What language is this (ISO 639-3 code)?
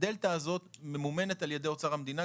heb